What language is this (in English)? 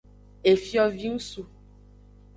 Aja (Benin)